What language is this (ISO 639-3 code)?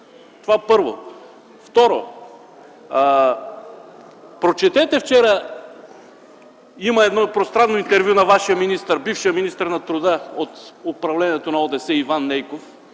bul